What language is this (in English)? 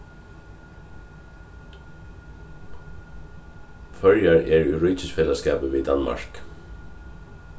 Faroese